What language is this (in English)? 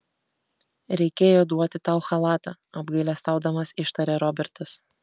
Lithuanian